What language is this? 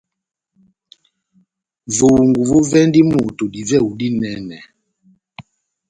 Batanga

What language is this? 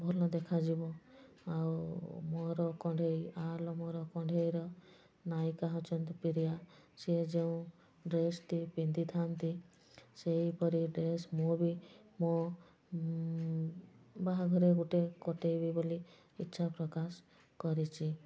Odia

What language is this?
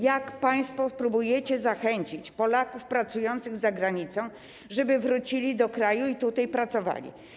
Polish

